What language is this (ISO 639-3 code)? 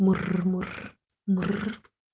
rus